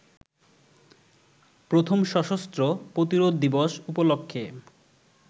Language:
Bangla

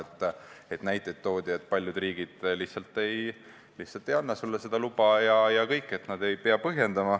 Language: Estonian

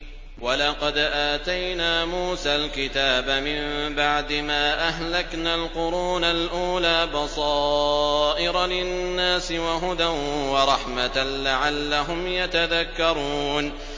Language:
Arabic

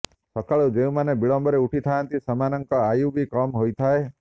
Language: Odia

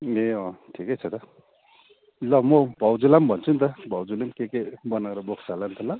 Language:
Nepali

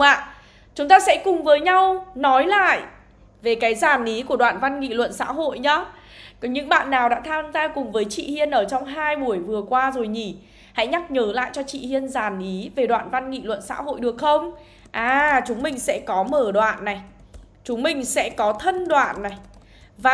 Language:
Vietnamese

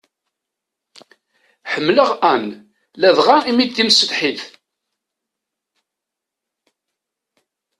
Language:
Kabyle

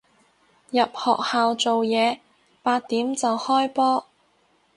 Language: Cantonese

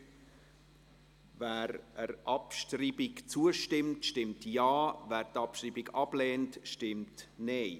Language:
Swiss German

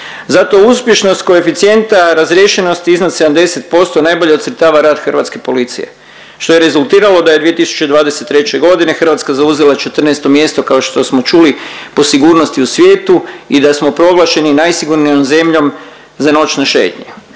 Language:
Croatian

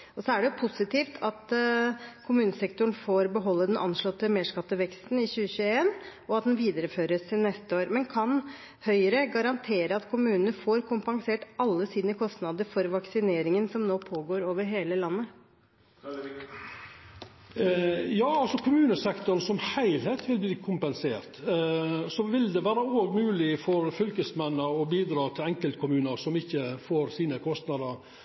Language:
Norwegian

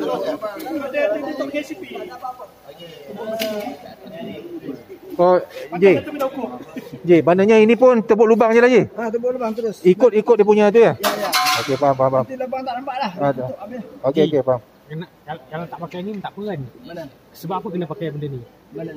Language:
Malay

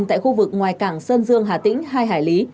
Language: Vietnamese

